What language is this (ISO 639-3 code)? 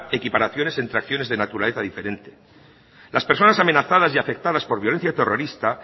spa